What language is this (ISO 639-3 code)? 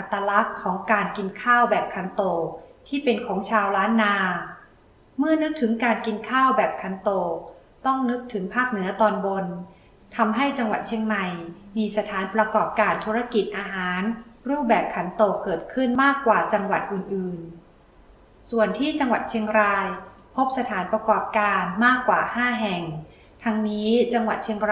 tha